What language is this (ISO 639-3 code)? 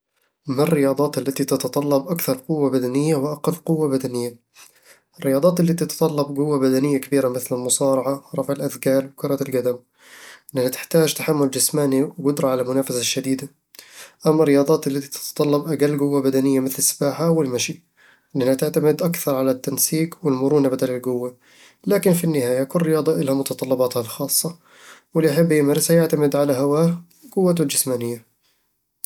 avl